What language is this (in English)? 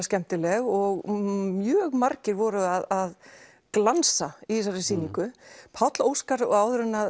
Icelandic